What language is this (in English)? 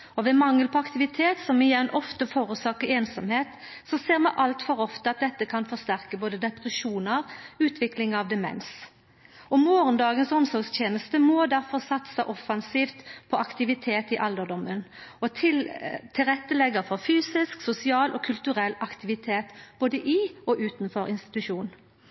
Norwegian Nynorsk